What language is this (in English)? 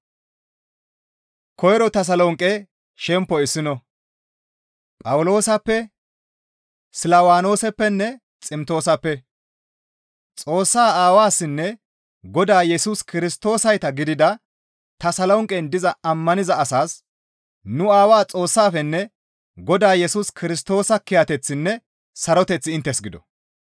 Gamo